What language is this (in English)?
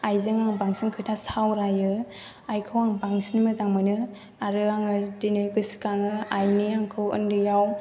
Bodo